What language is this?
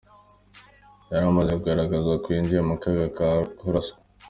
Kinyarwanda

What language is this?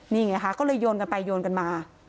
Thai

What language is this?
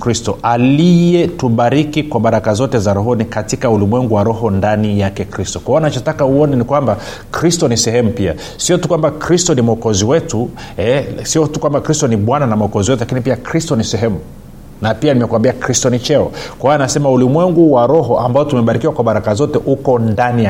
Swahili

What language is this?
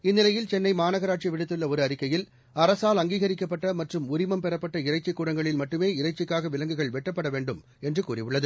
Tamil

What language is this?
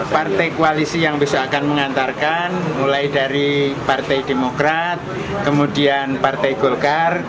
Indonesian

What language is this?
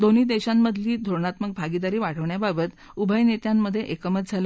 Marathi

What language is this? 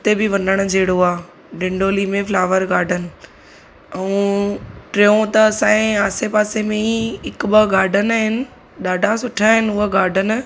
Sindhi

